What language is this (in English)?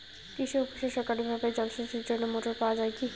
Bangla